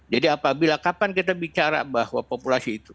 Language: Indonesian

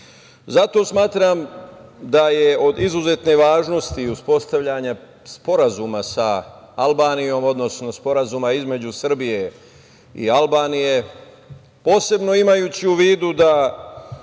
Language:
Serbian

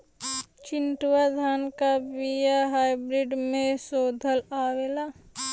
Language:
Bhojpuri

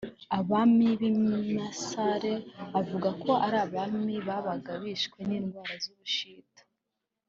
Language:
Kinyarwanda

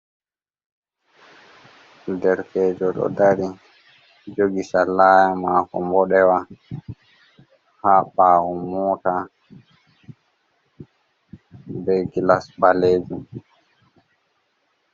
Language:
Fula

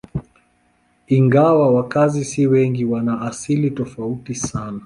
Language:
Swahili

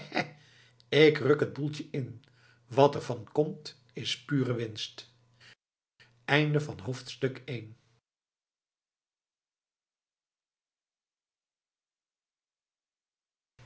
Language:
Dutch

